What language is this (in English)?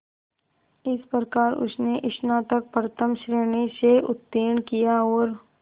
Hindi